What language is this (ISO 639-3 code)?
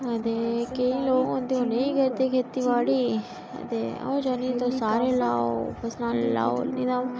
doi